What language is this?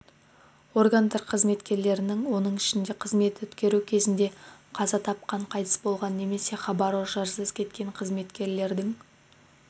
Kazakh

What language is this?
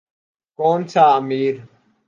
Urdu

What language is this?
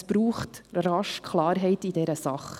Swiss German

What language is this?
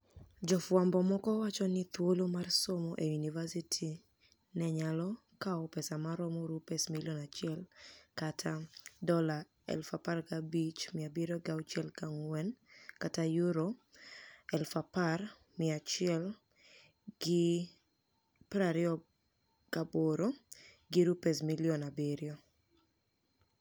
Luo (Kenya and Tanzania)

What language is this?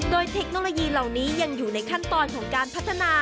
Thai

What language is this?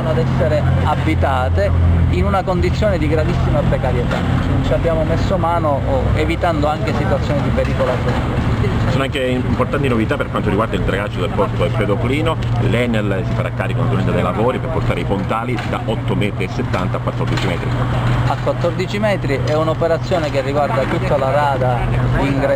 Italian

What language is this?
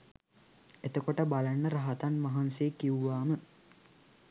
Sinhala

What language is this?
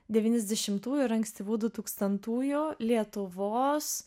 Lithuanian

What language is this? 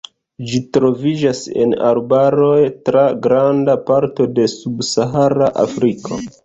Esperanto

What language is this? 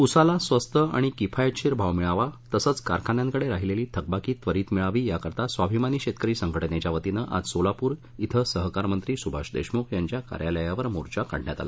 Marathi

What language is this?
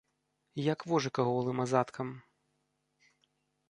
Belarusian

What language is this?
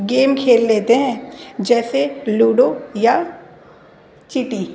Urdu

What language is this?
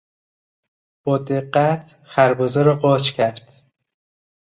Persian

